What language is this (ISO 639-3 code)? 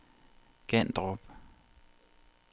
dan